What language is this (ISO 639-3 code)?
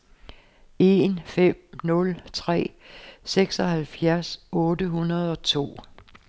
dan